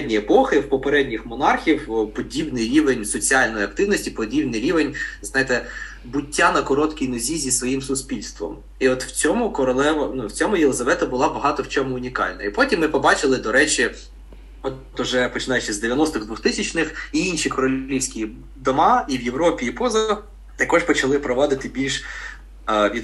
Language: Ukrainian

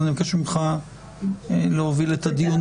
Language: Hebrew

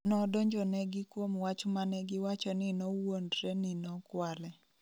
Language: Luo (Kenya and Tanzania)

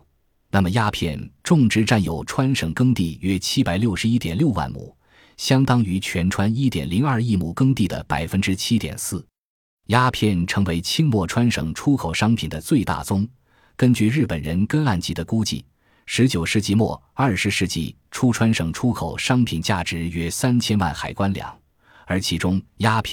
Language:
Chinese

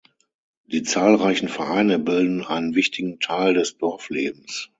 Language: German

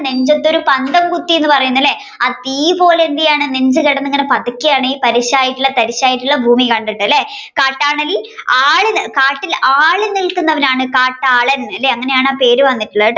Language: Malayalam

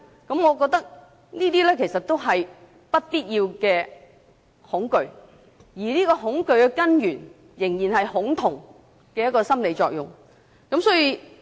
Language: Cantonese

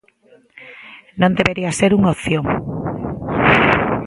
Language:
Galician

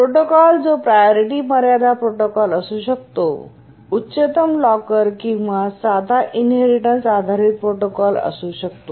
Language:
Marathi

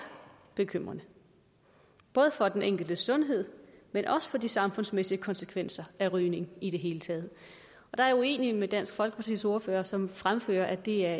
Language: Danish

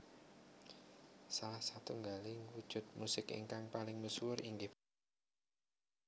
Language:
Javanese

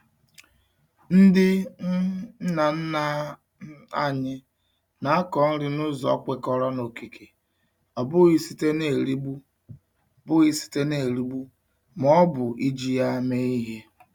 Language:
Igbo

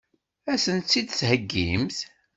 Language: Kabyle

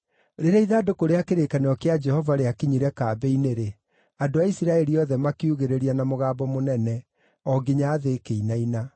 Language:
Kikuyu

